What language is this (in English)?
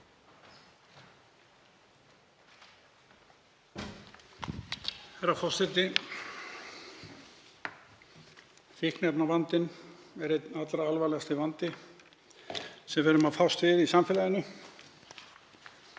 Icelandic